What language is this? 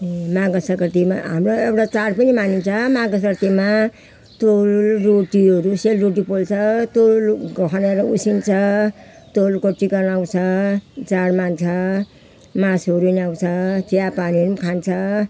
Nepali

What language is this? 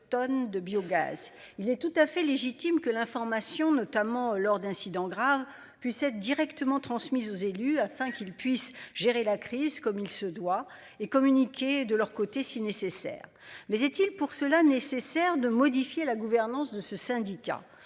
French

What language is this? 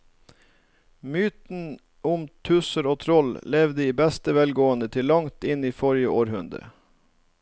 Norwegian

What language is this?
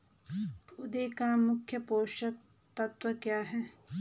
Hindi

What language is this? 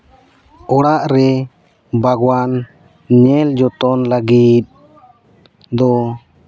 Santali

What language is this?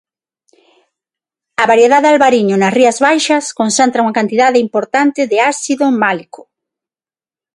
Galician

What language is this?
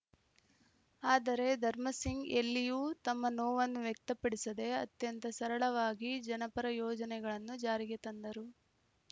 Kannada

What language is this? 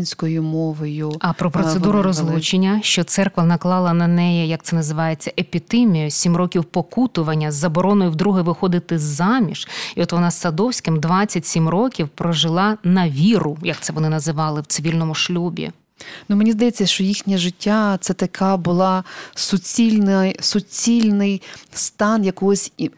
Ukrainian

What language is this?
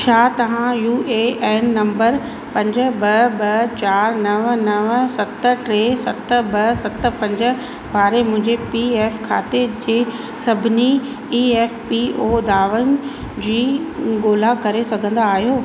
Sindhi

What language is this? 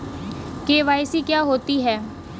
Hindi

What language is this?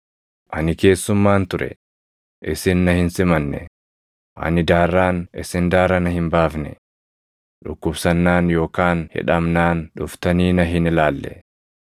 Oromo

